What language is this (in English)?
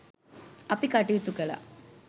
Sinhala